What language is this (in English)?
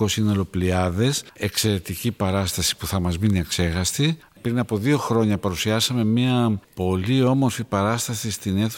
Greek